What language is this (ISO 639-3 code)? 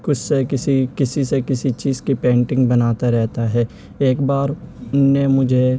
urd